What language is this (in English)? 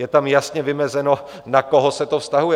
Czech